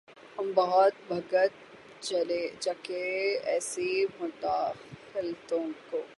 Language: Urdu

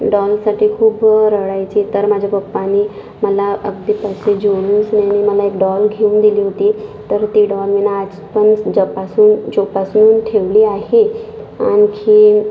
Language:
Marathi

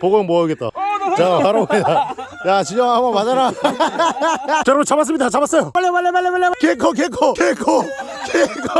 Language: Korean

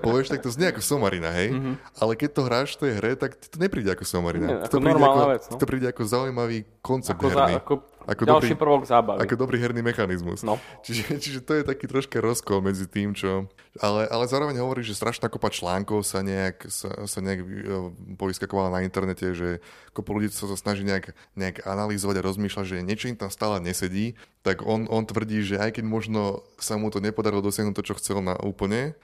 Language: Slovak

